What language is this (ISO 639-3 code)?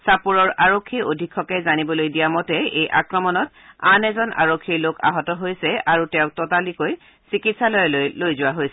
asm